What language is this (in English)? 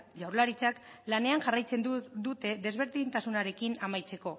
Basque